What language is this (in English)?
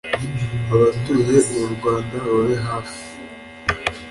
Kinyarwanda